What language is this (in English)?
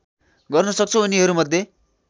Nepali